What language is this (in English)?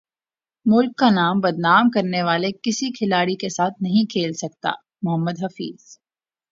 Urdu